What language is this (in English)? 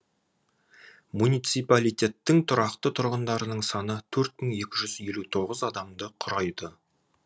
Kazakh